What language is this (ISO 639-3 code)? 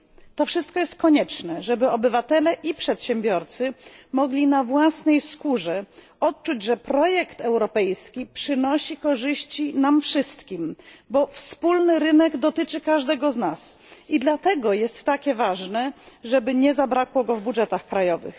pol